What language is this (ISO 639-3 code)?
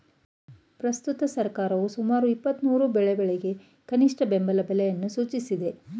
kan